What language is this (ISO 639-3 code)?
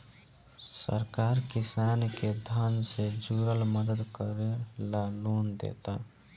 bho